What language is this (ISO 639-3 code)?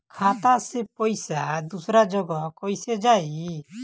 bho